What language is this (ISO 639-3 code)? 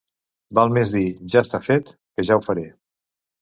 cat